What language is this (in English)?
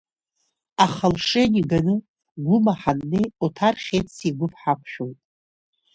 Abkhazian